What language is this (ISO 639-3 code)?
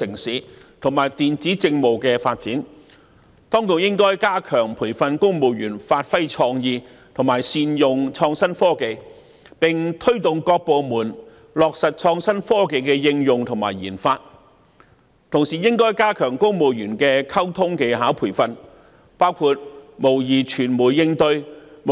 yue